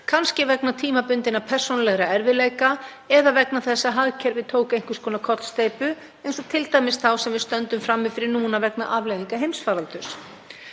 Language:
Icelandic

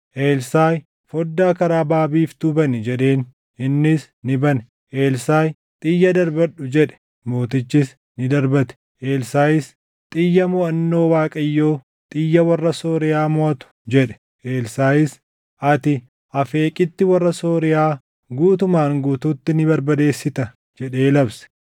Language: Oromo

